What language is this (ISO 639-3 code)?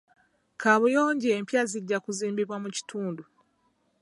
lug